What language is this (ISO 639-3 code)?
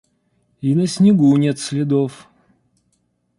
rus